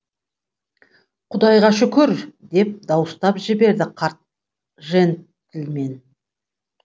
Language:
Kazakh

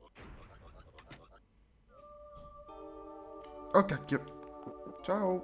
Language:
Italian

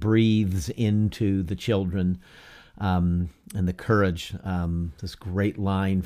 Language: English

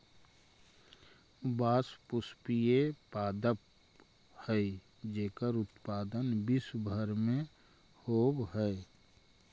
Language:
Magahi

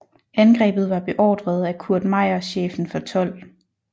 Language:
Danish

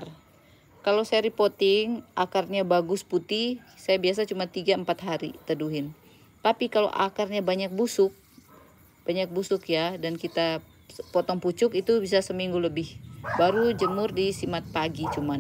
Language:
Indonesian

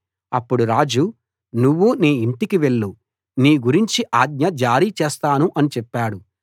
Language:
Telugu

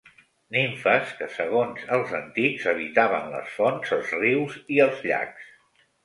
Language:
Catalan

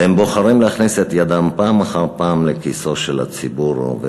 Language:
Hebrew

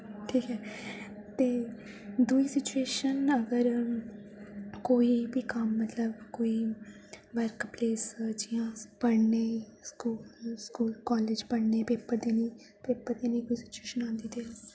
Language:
Dogri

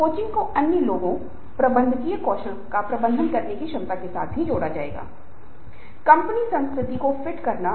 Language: Hindi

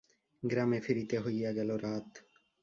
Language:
Bangla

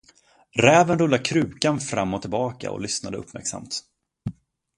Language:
Swedish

